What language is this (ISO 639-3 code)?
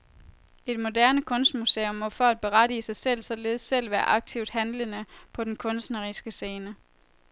dan